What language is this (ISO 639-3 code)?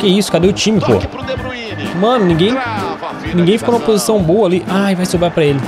por